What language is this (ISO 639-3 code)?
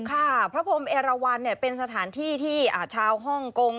tha